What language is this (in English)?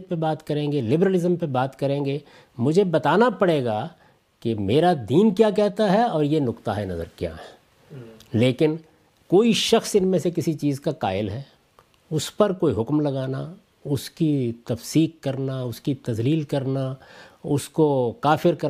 Urdu